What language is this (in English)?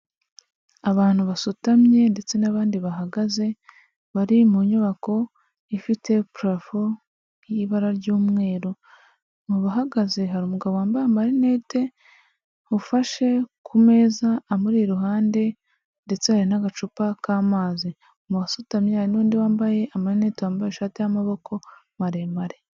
Kinyarwanda